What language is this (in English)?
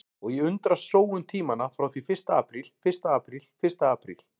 Icelandic